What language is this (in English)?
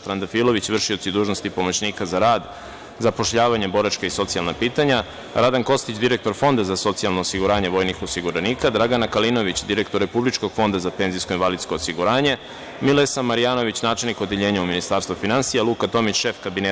Serbian